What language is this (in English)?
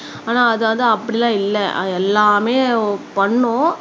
Tamil